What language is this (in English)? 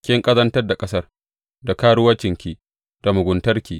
Hausa